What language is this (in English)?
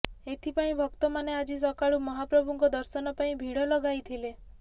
Odia